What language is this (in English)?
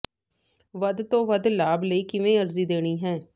Punjabi